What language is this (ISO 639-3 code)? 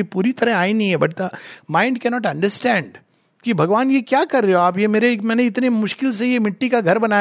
hin